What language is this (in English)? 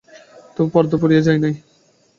Bangla